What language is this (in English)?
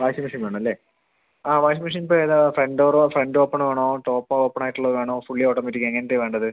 Malayalam